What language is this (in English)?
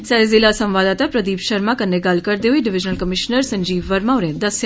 Dogri